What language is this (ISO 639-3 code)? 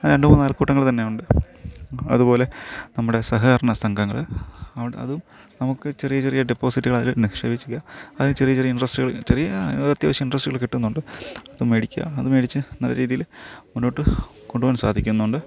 mal